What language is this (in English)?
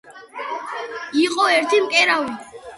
Georgian